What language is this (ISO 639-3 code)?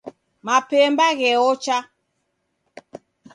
dav